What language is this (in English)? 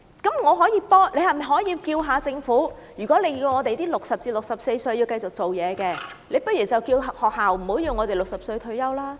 Cantonese